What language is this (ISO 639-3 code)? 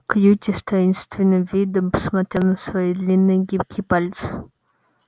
rus